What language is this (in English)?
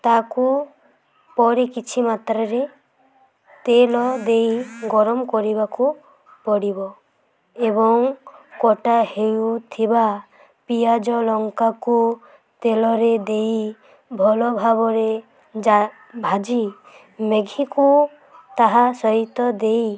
Odia